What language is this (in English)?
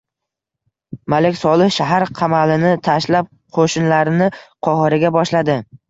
Uzbek